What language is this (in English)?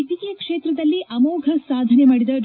Kannada